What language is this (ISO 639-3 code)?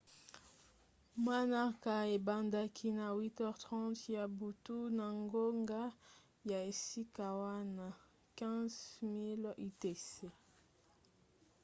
lin